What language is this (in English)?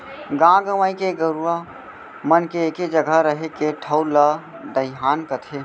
Chhattisgarhi